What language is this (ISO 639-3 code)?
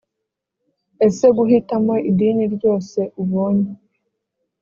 kin